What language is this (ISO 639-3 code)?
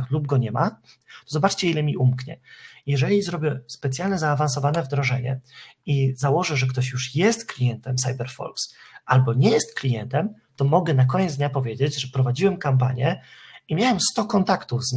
pol